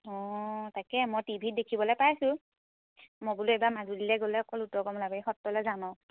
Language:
Assamese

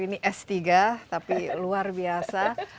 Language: Indonesian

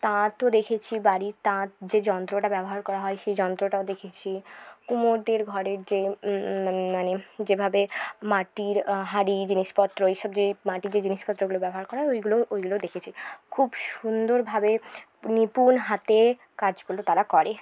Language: Bangla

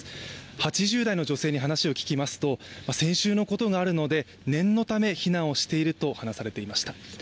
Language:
Japanese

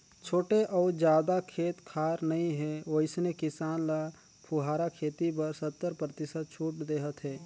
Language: Chhattisgarhi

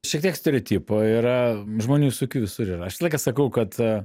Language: Lithuanian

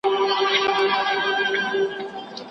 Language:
Pashto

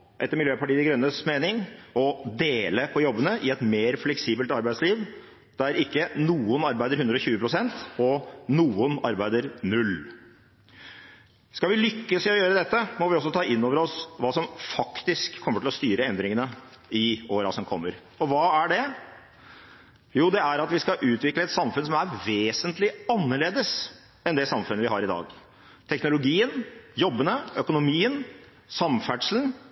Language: Norwegian Bokmål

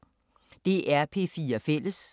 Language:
Danish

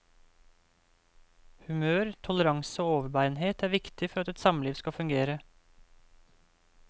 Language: Norwegian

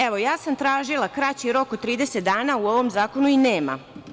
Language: Serbian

